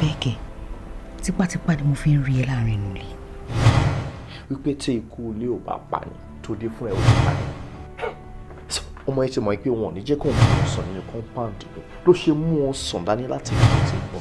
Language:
French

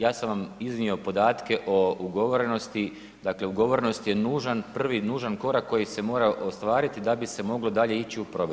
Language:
Croatian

